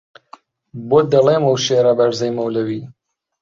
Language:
Central Kurdish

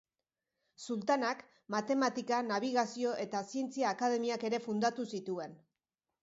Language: Basque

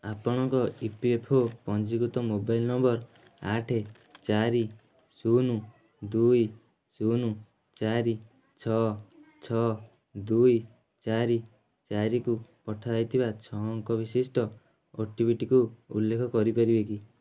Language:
Odia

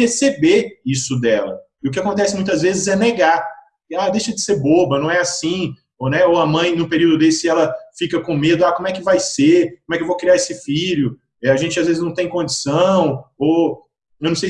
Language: Portuguese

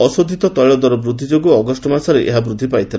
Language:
Odia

